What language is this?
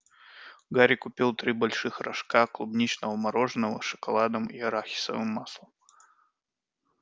Russian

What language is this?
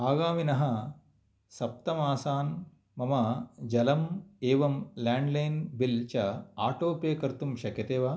Sanskrit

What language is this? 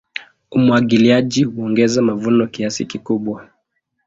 Swahili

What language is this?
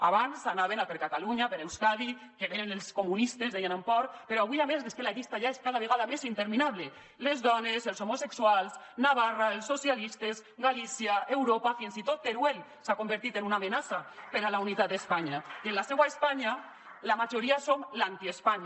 Catalan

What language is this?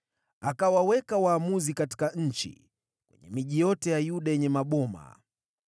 Swahili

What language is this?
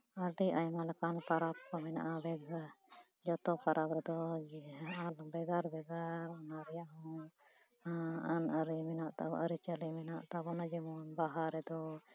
Santali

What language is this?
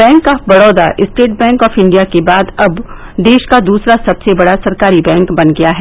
Hindi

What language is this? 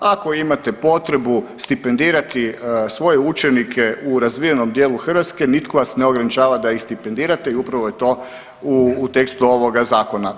Croatian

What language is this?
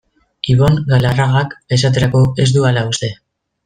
Basque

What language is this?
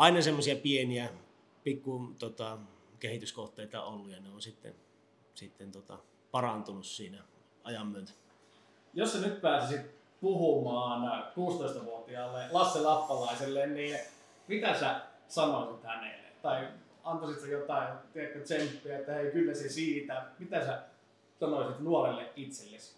Finnish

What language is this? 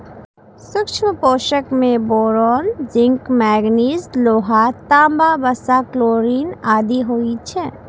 Maithili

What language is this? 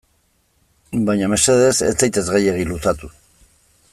Basque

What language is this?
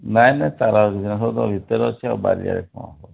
Odia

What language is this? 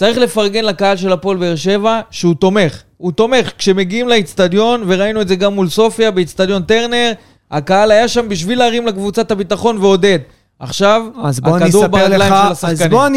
Hebrew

